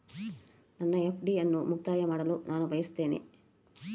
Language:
Kannada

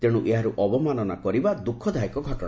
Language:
Odia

